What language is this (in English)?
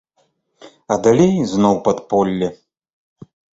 Belarusian